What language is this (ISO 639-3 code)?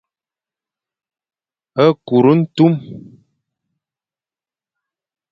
fan